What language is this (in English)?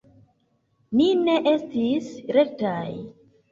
Esperanto